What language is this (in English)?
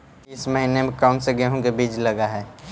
Magahi